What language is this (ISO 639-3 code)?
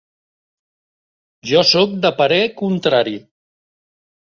cat